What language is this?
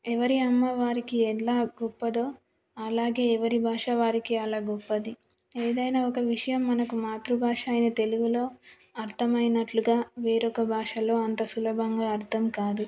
Telugu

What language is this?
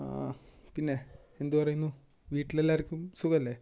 Malayalam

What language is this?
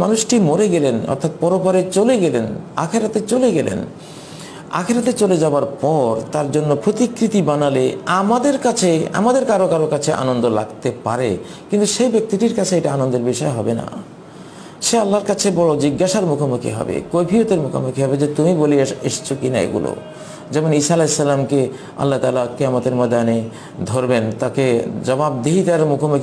Hindi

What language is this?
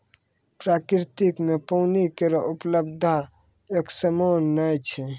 Maithili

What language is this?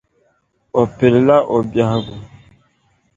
Dagbani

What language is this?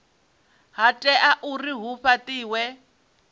Venda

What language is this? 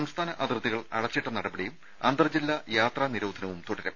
Malayalam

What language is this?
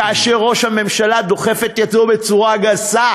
Hebrew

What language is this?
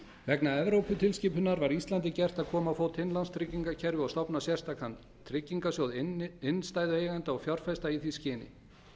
Icelandic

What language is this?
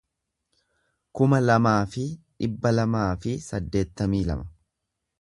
Oromo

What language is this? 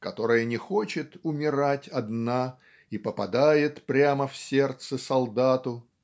Russian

